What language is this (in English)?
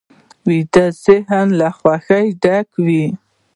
Pashto